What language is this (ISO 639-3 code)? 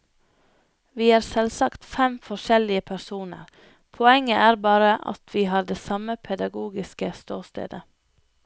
nor